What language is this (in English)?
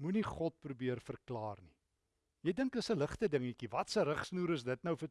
Dutch